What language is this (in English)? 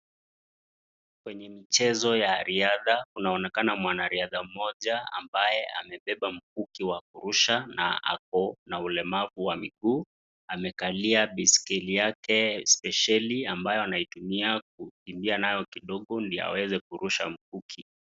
Swahili